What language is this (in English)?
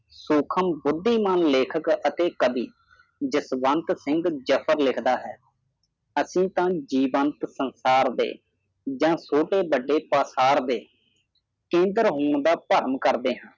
Punjabi